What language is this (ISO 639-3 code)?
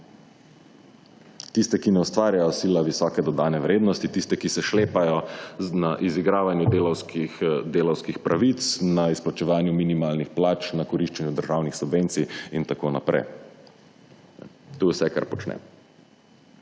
slv